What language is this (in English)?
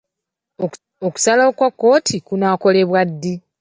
Ganda